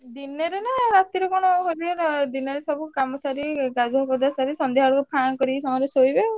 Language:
Odia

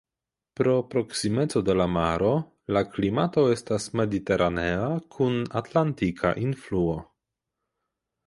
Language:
Esperanto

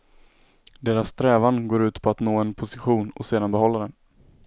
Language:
Swedish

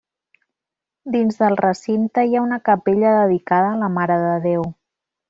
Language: Catalan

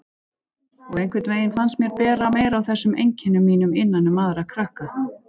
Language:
Icelandic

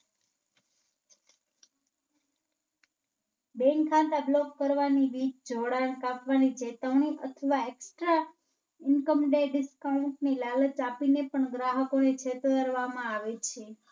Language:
Gujarati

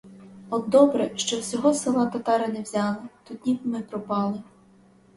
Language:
Ukrainian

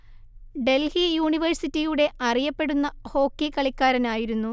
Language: Malayalam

